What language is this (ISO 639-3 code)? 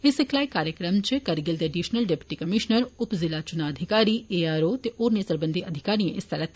doi